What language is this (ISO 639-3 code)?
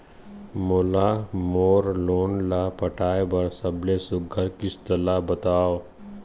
hne